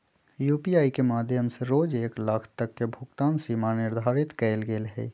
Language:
Magahi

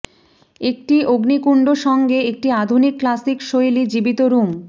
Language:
Bangla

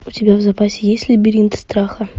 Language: Russian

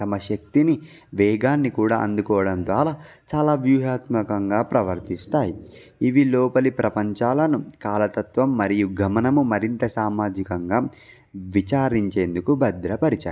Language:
Telugu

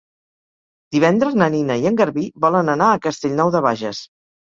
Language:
Catalan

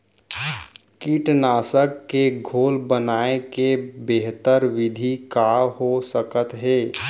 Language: Chhattisgarhi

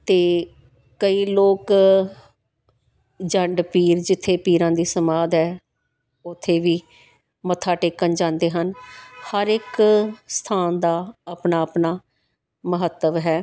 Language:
Punjabi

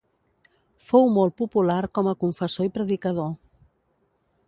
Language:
Catalan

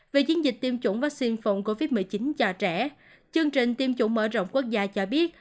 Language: Vietnamese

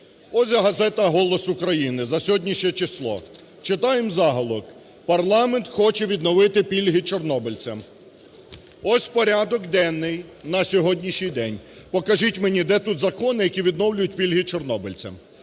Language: Ukrainian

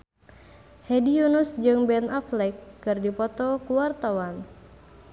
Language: Sundanese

